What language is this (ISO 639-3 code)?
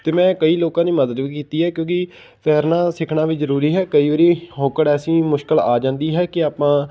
pan